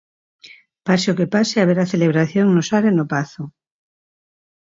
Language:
Galician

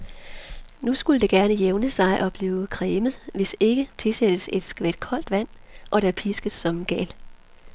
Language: Danish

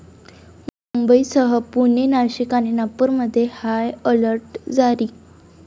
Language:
Marathi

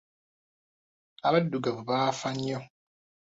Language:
Ganda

